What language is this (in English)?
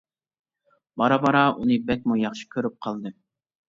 Uyghur